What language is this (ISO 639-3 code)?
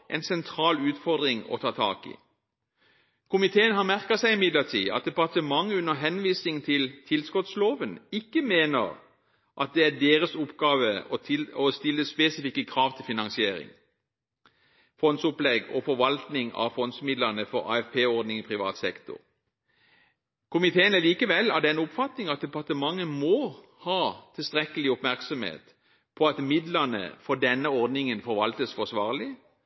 nob